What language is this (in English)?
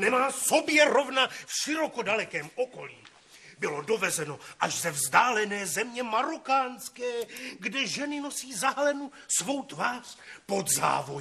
Czech